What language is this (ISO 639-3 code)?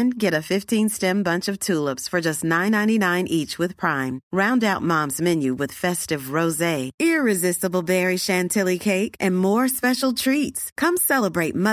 fil